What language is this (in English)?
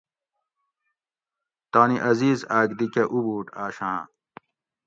Gawri